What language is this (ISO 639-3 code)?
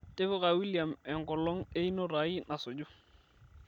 mas